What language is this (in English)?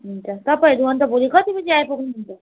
Nepali